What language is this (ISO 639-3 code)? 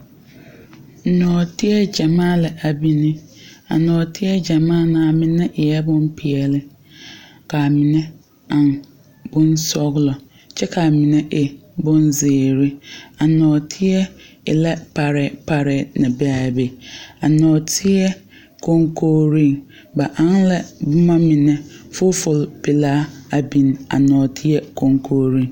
dga